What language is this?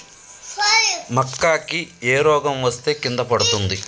Telugu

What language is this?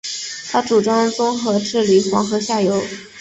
Chinese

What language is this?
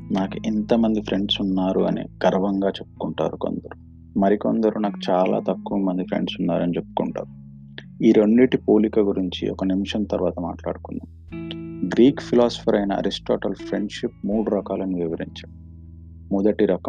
Telugu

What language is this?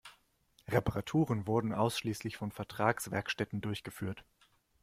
German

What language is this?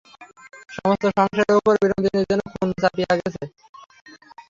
Bangla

